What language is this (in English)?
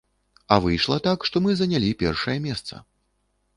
Belarusian